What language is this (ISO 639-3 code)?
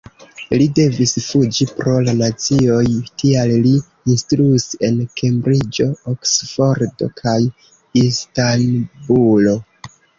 epo